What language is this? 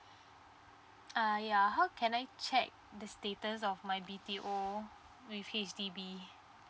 English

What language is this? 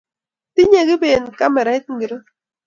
Kalenjin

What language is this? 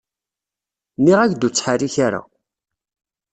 Kabyle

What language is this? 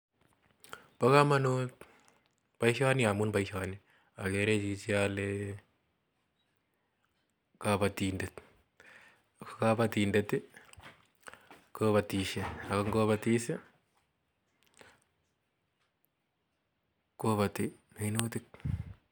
Kalenjin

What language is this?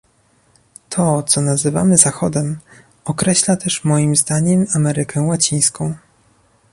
Polish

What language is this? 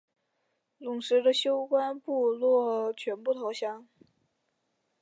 Chinese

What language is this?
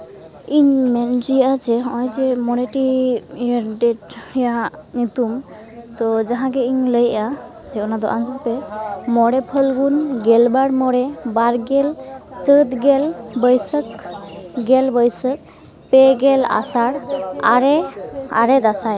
Santali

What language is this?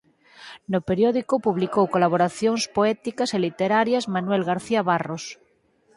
Galician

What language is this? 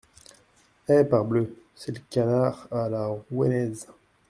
French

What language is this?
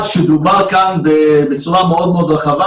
Hebrew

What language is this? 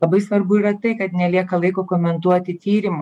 Lithuanian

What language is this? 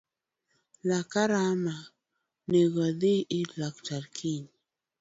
Luo (Kenya and Tanzania)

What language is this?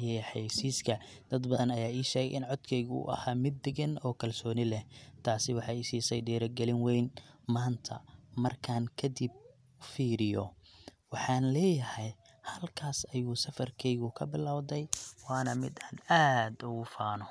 Somali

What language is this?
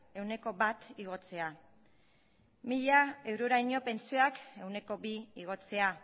Basque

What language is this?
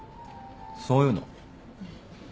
Japanese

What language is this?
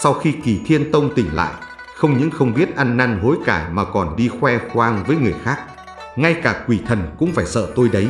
Vietnamese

